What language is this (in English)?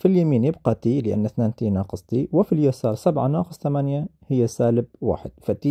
Arabic